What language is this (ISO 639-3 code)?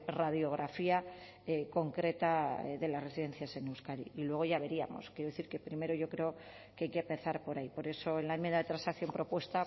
spa